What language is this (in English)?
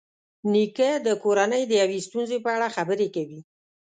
Pashto